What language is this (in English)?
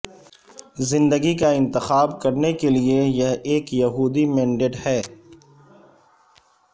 Urdu